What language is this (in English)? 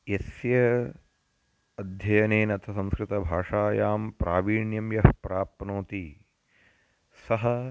Sanskrit